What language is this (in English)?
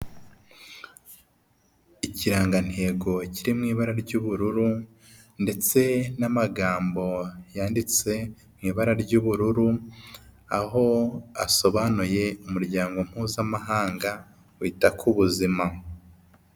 Kinyarwanda